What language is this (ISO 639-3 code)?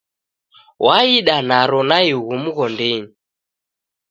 dav